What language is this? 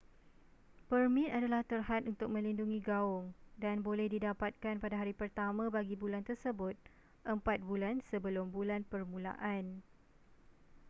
Malay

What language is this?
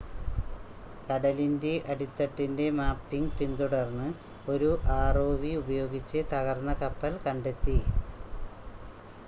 Malayalam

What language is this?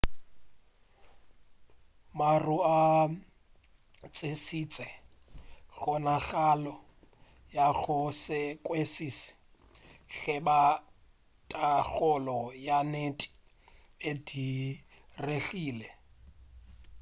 Northern Sotho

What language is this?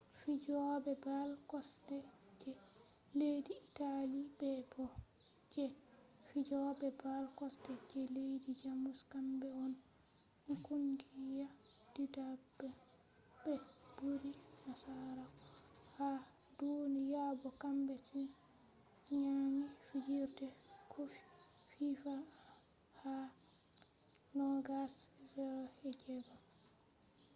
Fula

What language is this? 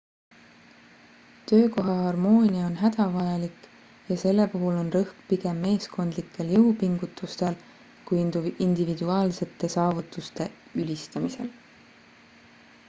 Estonian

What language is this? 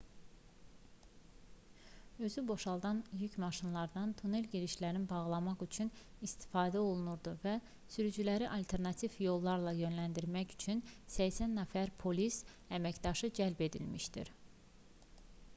Azerbaijani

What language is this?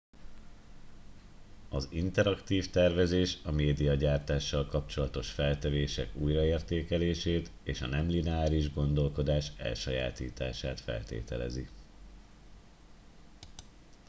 Hungarian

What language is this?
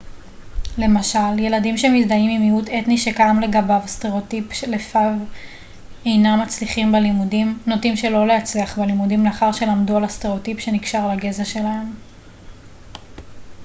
Hebrew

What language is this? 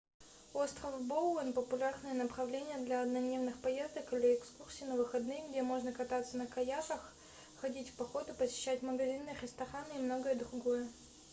Russian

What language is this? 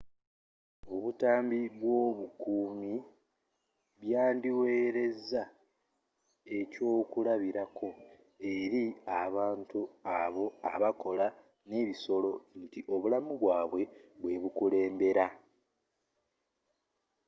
Ganda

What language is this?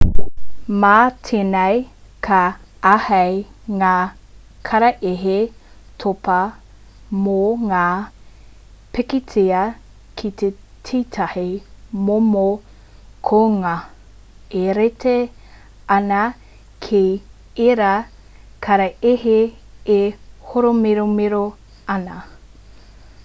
Māori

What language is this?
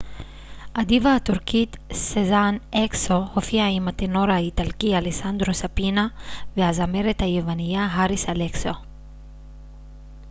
Hebrew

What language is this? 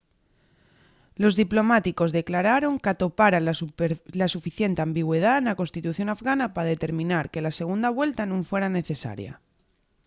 Asturian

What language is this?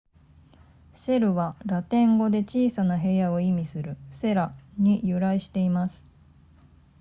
Japanese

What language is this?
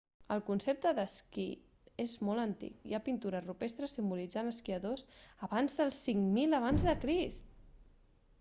Catalan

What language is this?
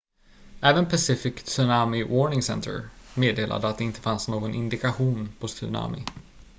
Swedish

